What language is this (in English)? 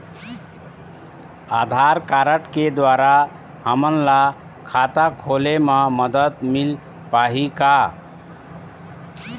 Chhattisgarhi